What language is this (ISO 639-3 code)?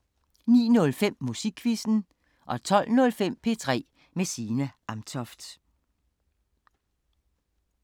dan